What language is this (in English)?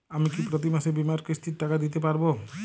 Bangla